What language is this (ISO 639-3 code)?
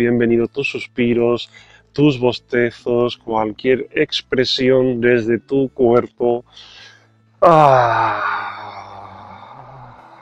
spa